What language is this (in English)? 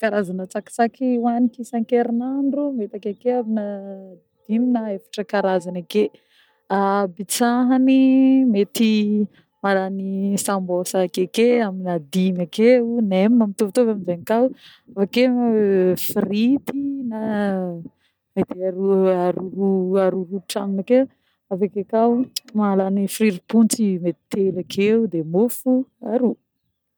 Northern Betsimisaraka Malagasy